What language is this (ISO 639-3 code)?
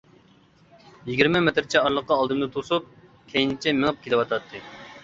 uig